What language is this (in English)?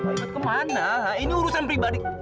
Indonesian